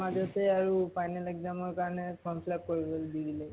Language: Assamese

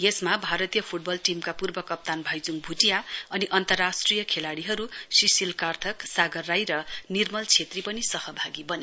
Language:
Nepali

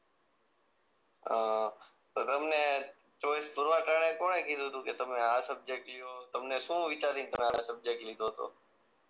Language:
Gujarati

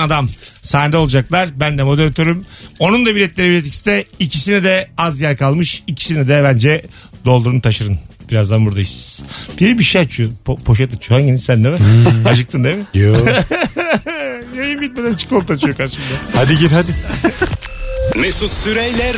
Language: Turkish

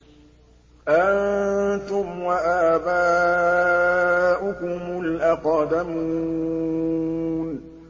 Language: Arabic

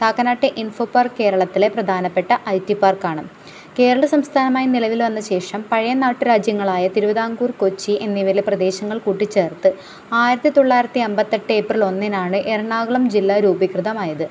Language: Malayalam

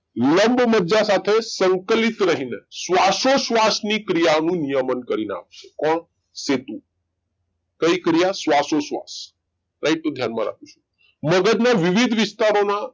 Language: Gujarati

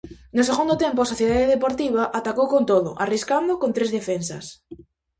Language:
Galician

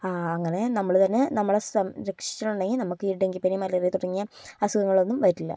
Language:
Malayalam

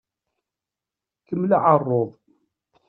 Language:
Kabyle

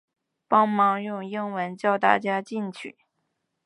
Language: Chinese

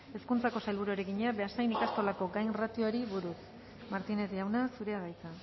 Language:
Basque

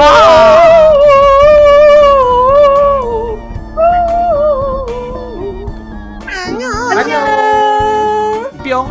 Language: Korean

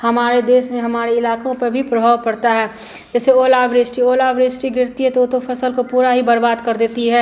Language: Hindi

